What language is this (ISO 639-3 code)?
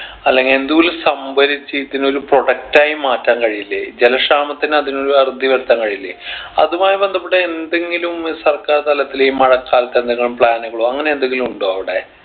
mal